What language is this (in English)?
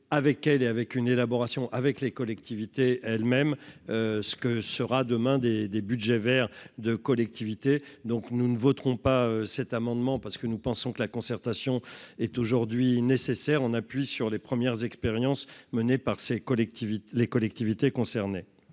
French